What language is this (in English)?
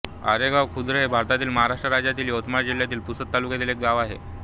Marathi